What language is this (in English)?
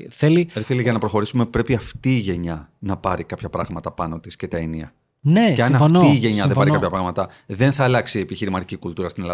Greek